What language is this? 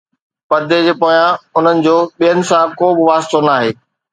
Sindhi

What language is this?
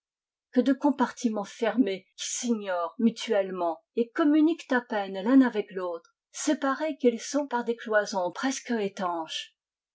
French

